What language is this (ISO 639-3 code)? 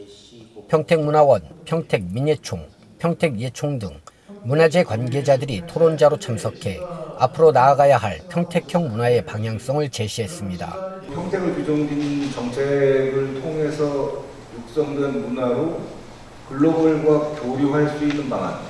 kor